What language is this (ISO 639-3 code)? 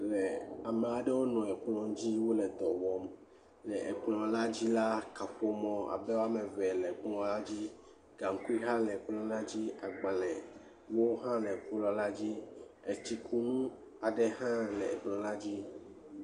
ewe